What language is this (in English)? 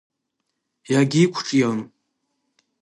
Abkhazian